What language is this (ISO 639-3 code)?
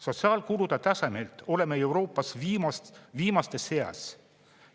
est